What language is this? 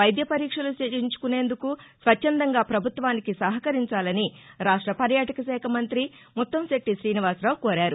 Telugu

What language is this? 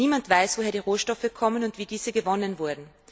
German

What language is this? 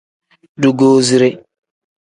Tem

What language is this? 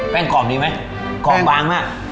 Thai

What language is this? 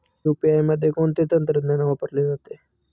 Marathi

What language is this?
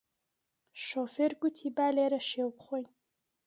Central Kurdish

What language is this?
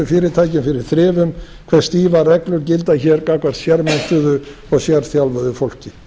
Icelandic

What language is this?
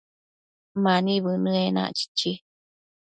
Matsés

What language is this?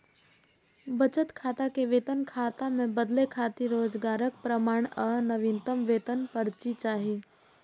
Maithili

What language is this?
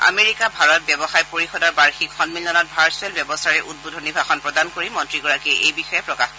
Assamese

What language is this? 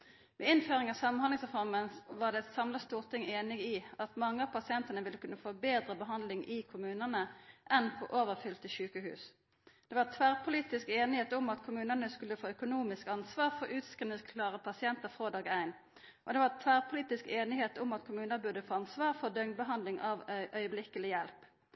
Norwegian Nynorsk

